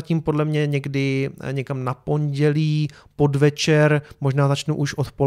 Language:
Czech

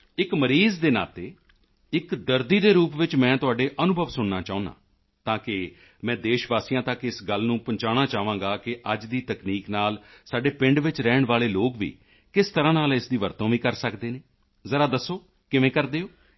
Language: Punjabi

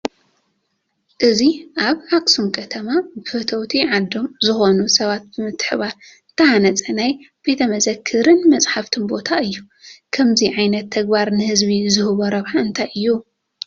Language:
Tigrinya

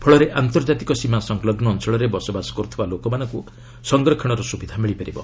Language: Odia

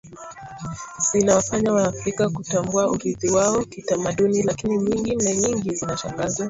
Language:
Swahili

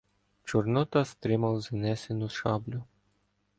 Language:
Ukrainian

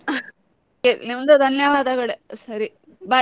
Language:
Kannada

